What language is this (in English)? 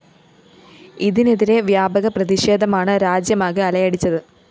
Malayalam